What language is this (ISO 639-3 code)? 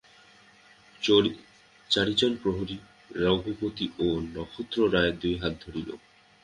ben